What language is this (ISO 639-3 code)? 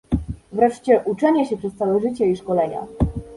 pol